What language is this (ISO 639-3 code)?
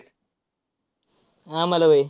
mar